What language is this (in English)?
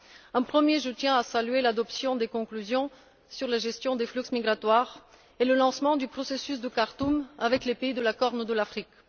French